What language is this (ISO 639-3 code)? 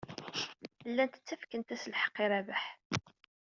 kab